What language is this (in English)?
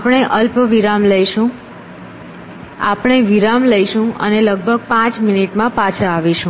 Gujarati